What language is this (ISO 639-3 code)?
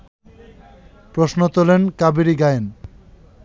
ben